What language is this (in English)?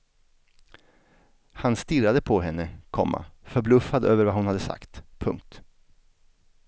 Swedish